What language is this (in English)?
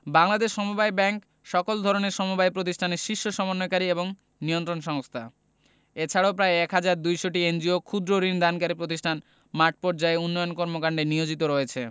Bangla